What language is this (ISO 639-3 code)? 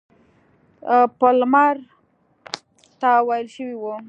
pus